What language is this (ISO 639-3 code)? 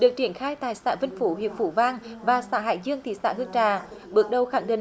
vie